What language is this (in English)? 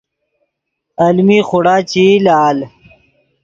Yidgha